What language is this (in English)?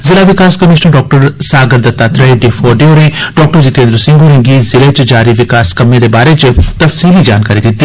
Dogri